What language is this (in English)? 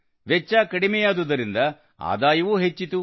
Kannada